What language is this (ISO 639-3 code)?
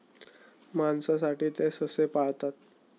mar